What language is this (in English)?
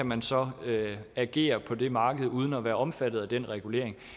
Danish